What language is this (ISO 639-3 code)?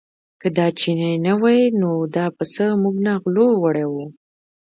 pus